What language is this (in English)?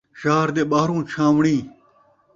Saraiki